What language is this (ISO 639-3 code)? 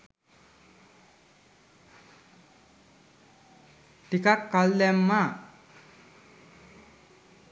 sin